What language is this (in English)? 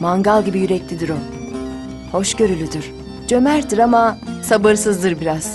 Turkish